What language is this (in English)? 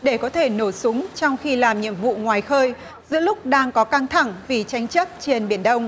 Vietnamese